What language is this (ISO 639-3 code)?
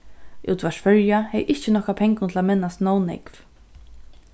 fao